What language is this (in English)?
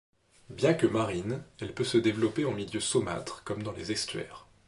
French